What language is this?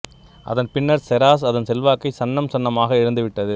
Tamil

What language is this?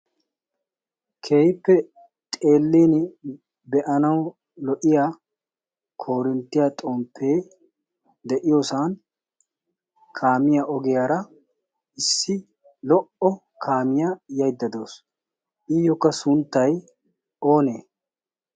Wolaytta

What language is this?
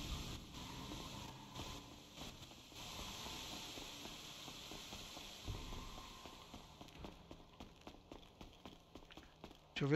Portuguese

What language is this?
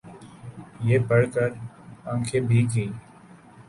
Urdu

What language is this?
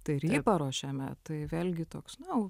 Lithuanian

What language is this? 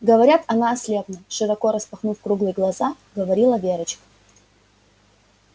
Russian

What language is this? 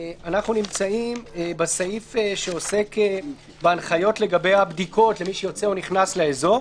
Hebrew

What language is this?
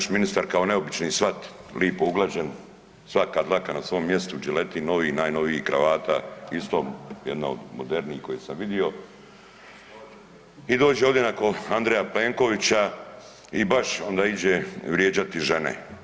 Croatian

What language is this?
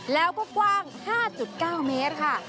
Thai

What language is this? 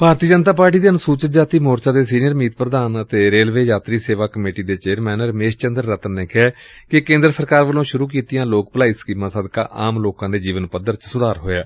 Punjabi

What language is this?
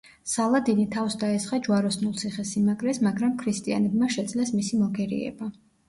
Georgian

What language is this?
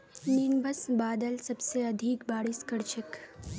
Magahi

